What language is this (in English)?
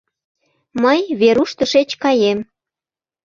Mari